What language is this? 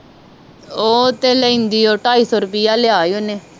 Punjabi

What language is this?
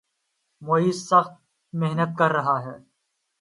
Urdu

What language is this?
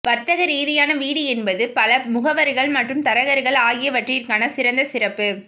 Tamil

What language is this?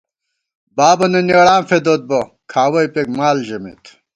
Gawar-Bati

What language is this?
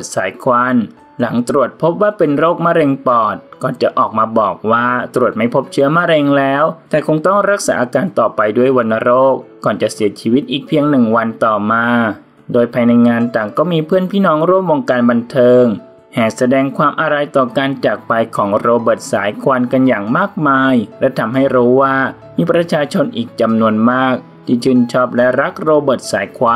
Thai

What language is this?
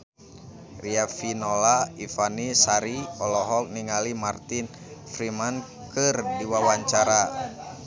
Sundanese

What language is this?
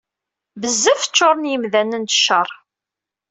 Kabyle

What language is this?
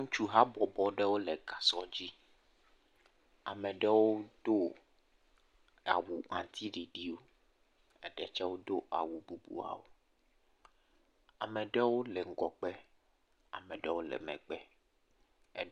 Ewe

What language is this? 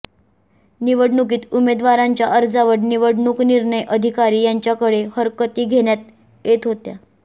Marathi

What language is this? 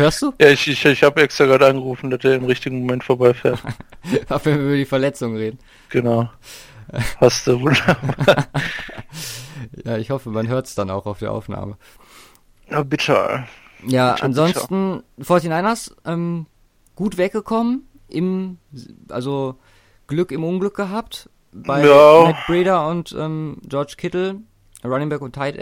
German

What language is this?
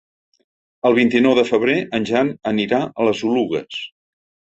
Catalan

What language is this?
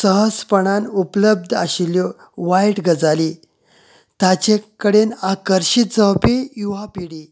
Konkani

